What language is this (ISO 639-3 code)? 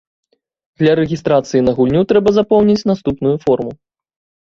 bel